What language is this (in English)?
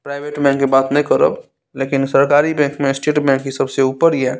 Maithili